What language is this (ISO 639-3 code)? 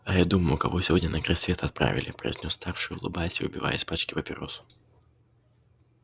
rus